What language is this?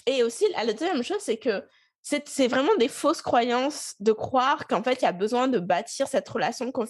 French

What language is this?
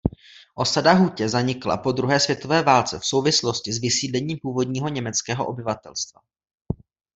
Czech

